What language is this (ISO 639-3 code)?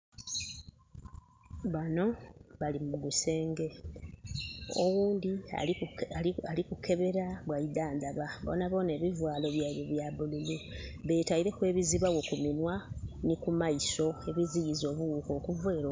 xog